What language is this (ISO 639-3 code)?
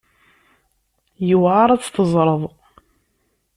kab